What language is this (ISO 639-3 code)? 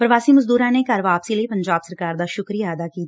pan